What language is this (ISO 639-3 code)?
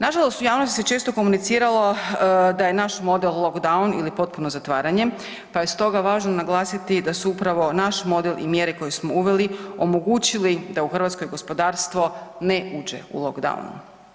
hrv